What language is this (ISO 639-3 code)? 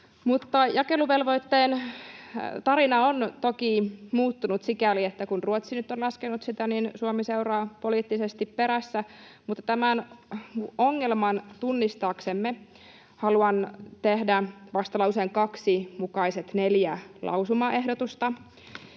fin